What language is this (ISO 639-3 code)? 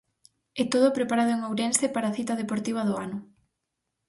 glg